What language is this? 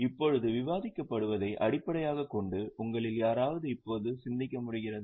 Tamil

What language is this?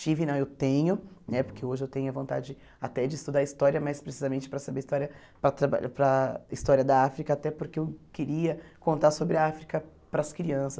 Portuguese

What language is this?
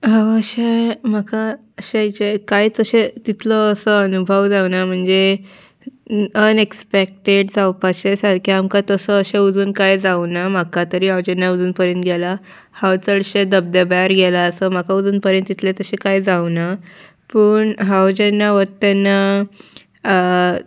Konkani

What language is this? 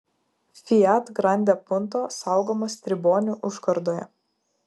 Lithuanian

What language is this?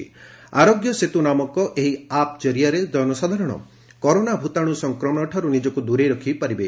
Odia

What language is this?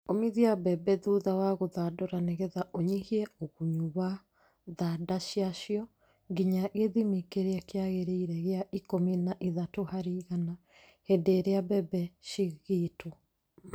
Kikuyu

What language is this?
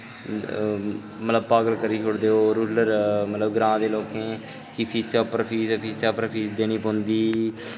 Dogri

